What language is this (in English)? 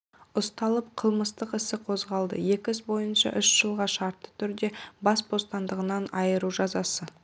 Kazakh